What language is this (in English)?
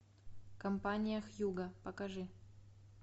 Russian